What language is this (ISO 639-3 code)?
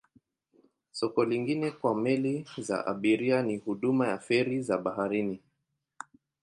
swa